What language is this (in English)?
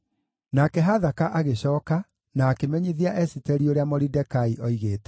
Kikuyu